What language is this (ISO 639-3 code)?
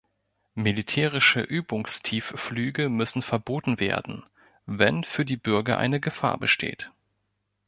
deu